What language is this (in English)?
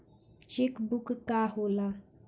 Bhojpuri